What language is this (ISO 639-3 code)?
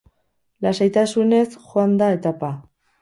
eus